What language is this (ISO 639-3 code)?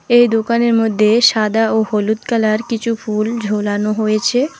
ben